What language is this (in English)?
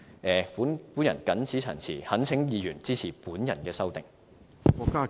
Cantonese